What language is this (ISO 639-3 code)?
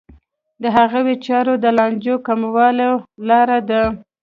pus